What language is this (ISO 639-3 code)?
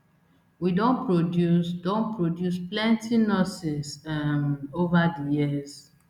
pcm